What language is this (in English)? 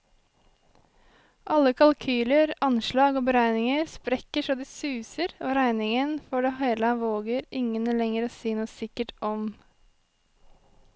Norwegian